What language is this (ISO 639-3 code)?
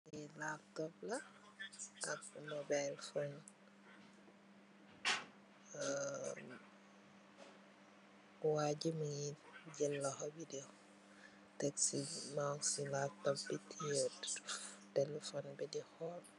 wol